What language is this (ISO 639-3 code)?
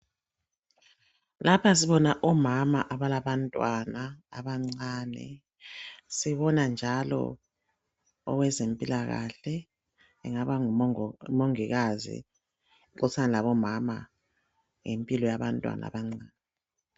nde